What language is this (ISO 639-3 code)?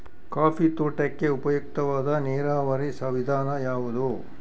kan